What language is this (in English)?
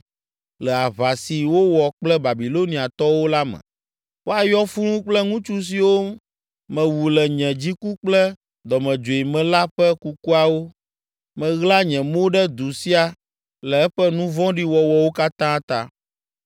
Ewe